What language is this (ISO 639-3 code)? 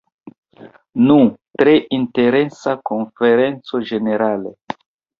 epo